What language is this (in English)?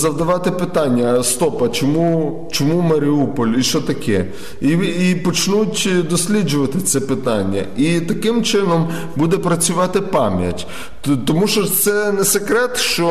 Ukrainian